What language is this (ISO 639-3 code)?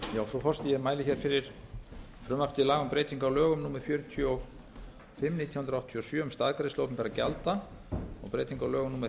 isl